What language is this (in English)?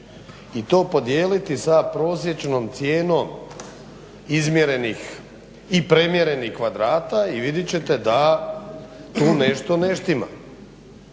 Croatian